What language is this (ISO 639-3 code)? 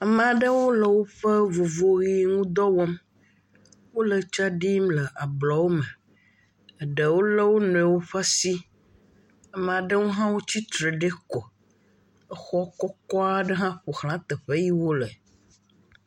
ewe